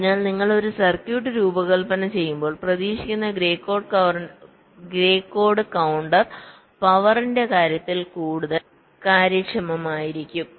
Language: Malayalam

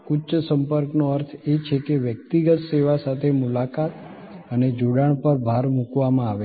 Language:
Gujarati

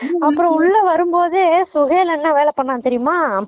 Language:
Tamil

